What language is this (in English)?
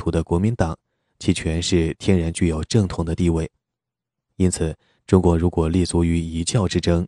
Chinese